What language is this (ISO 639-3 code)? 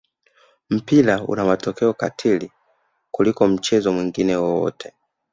swa